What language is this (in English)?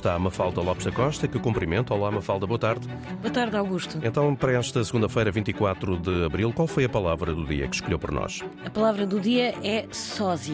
Portuguese